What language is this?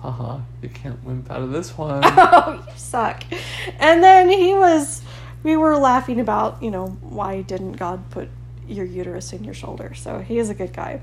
English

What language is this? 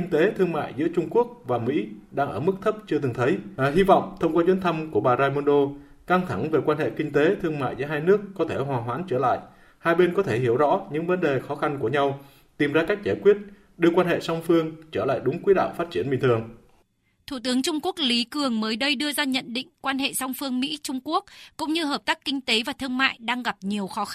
Vietnamese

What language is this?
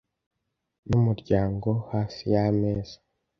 Kinyarwanda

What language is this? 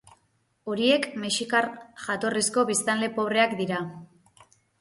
Basque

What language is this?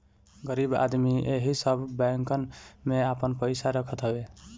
Bhojpuri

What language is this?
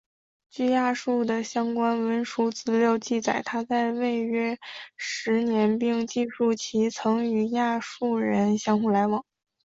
Chinese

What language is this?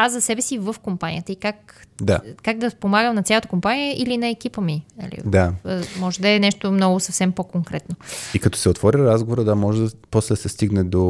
Bulgarian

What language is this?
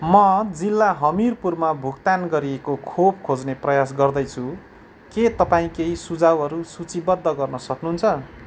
Nepali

